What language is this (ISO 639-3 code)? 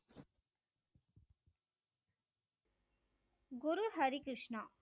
tam